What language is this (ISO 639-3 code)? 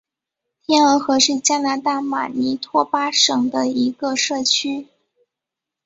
zho